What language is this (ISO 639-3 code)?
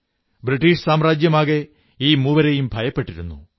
mal